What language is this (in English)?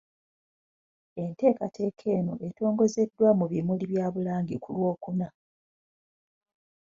Ganda